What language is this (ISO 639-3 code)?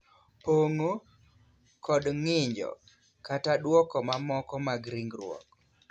luo